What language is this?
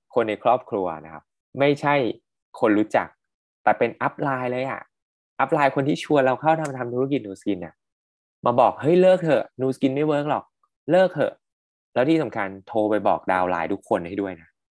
Thai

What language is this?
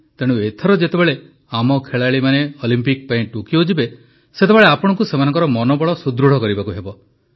Odia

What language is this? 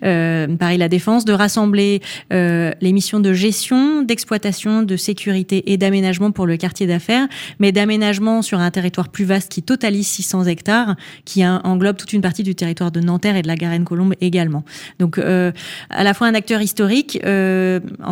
French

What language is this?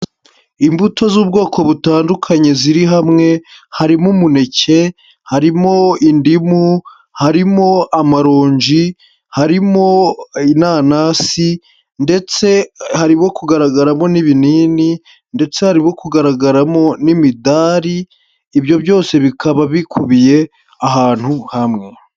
Kinyarwanda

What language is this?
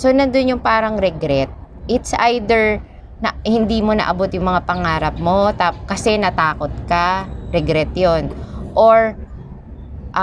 Filipino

